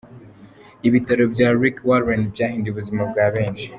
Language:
Kinyarwanda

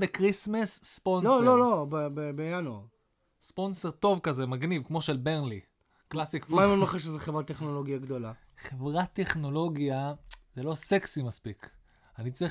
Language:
Hebrew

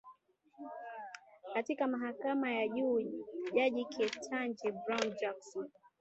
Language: Swahili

